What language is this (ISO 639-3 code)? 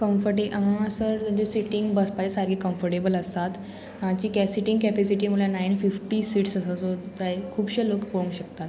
kok